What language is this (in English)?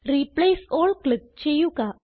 Malayalam